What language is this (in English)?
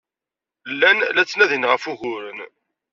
Kabyle